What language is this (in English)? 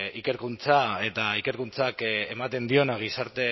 Basque